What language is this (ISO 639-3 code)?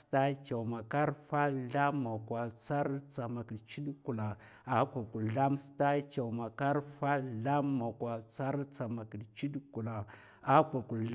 maf